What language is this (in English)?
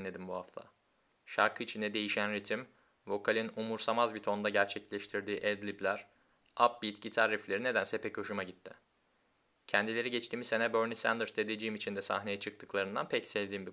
Turkish